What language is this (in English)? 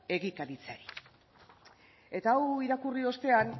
Basque